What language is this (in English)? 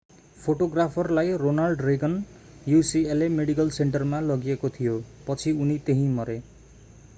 Nepali